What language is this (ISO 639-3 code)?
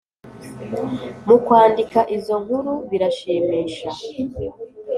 kin